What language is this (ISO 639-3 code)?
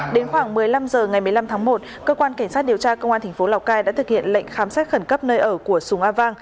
vie